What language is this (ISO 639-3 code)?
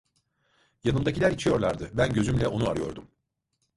tur